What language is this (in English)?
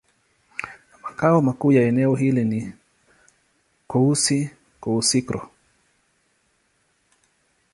Swahili